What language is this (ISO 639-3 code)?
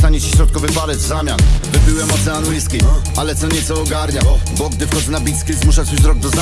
pol